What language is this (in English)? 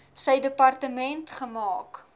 Afrikaans